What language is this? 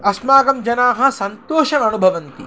Sanskrit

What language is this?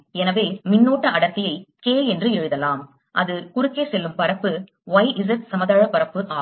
Tamil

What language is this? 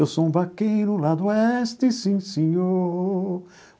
Portuguese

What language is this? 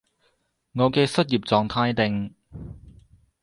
Cantonese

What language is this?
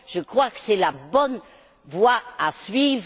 French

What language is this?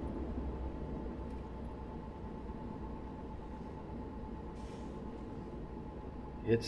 German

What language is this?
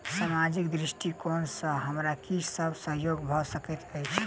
Maithili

